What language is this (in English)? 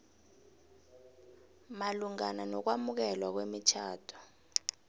South Ndebele